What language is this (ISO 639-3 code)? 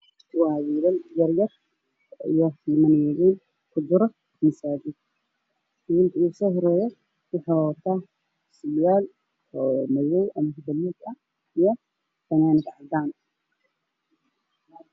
som